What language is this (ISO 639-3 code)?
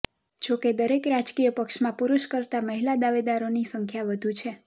guj